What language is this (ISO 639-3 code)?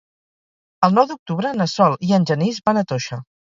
cat